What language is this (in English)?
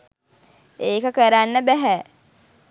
Sinhala